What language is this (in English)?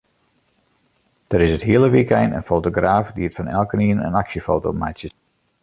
Western Frisian